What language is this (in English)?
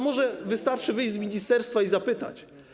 Polish